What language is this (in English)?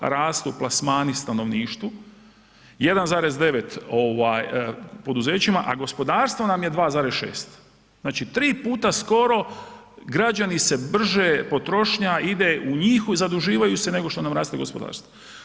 Croatian